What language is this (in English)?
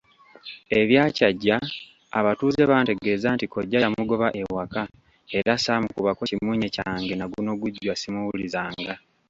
Ganda